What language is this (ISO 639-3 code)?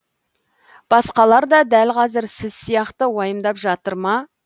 kaz